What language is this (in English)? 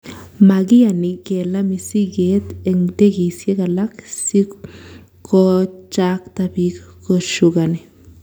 Kalenjin